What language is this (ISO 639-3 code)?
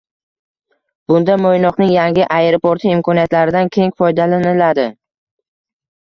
uzb